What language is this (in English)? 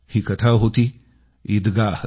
Marathi